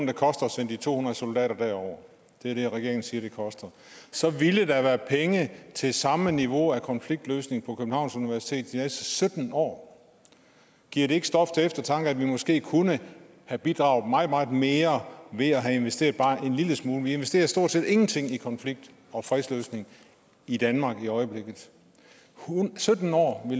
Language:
Danish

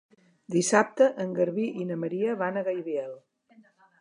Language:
Catalan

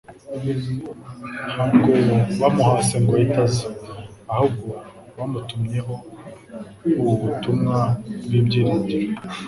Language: Kinyarwanda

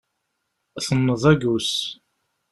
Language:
Kabyle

